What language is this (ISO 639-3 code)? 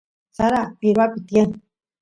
qus